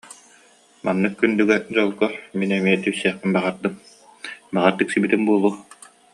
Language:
Yakut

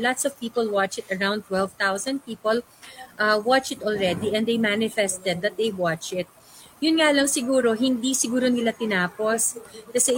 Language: Filipino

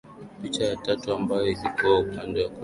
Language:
Swahili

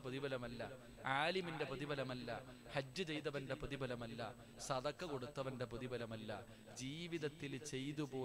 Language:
Arabic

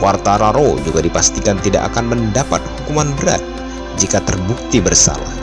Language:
Indonesian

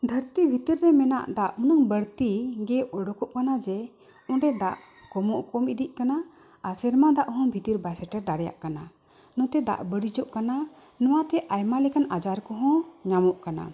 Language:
Santali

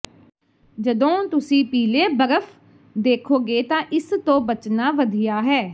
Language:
Punjabi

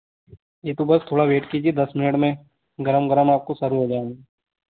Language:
Hindi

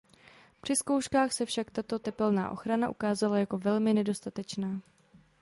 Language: Czech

